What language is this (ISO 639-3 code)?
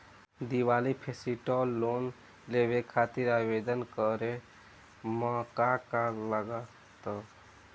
bho